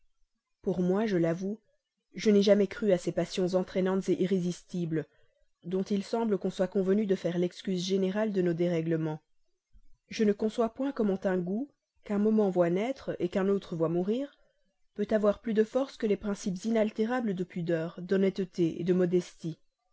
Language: French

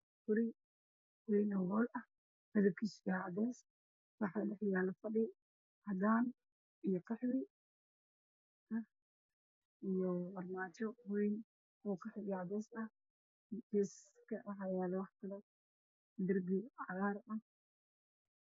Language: Somali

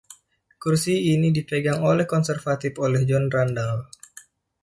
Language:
Indonesian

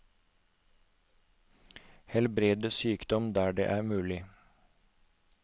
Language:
Norwegian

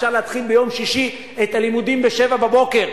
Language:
Hebrew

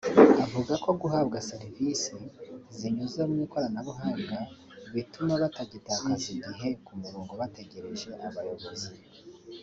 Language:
Kinyarwanda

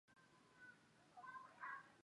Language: Chinese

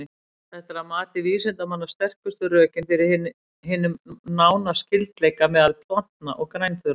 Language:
Icelandic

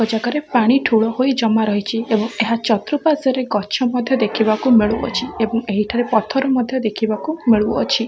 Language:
Odia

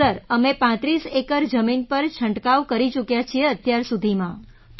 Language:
Gujarati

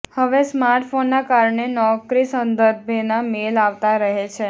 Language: Gujarati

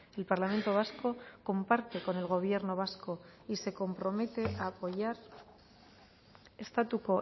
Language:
Spanish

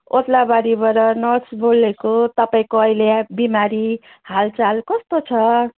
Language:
Nepali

